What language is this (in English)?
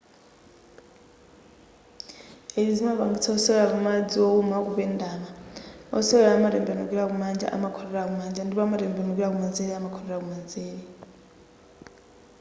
Nyanja